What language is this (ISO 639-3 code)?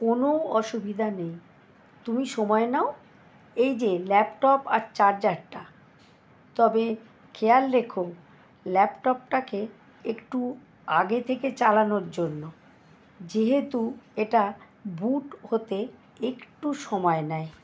ben